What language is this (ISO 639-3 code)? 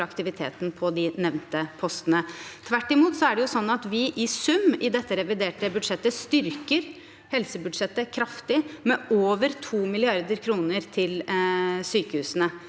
nor